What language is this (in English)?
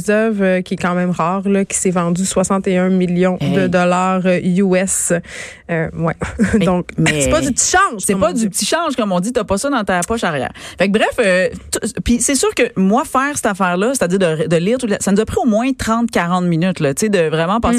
French